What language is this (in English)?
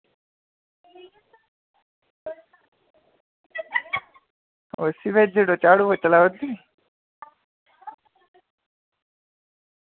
Dogri